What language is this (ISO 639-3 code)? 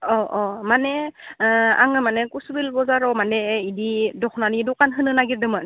brx